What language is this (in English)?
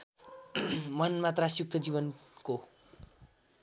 Nepali